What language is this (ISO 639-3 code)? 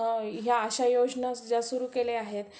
mar